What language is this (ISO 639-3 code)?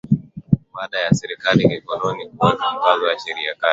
swa